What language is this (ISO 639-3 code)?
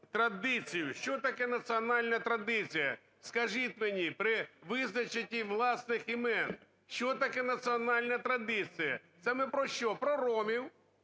ukr